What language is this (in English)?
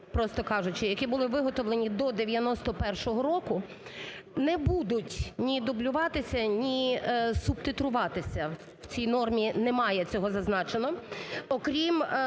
Ukrainian